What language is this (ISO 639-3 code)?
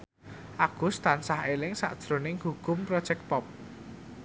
jav